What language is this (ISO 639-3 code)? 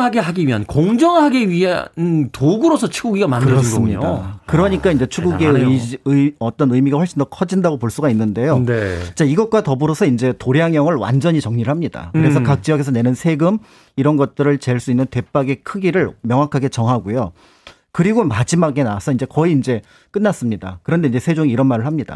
kor